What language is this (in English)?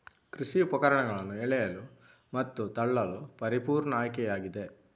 Kannada